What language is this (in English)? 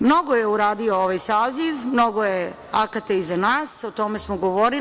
Serbian